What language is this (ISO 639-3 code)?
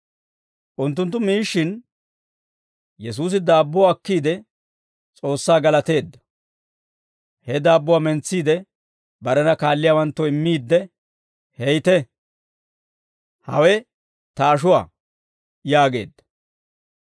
dwr